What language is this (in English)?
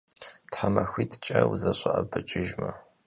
Kabardian